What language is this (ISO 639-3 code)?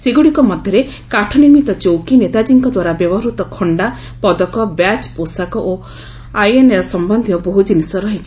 ori